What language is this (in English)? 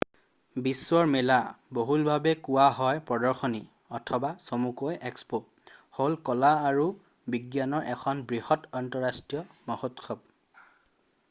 Assamese